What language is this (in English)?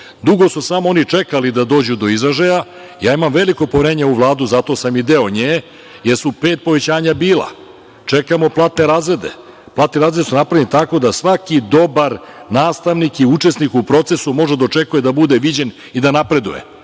Serbian